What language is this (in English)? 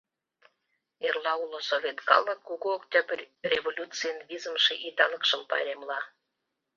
Mari